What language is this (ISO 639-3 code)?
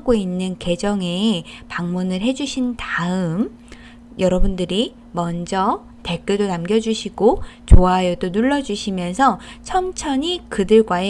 kor